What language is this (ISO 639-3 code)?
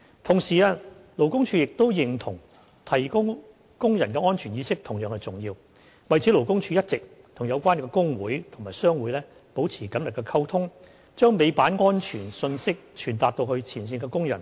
yue